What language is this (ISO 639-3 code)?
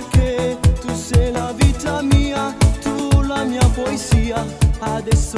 ron